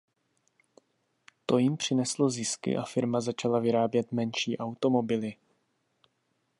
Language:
Czech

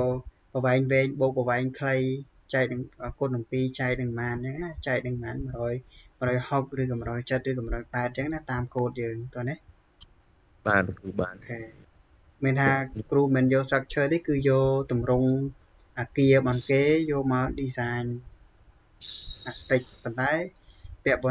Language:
Thai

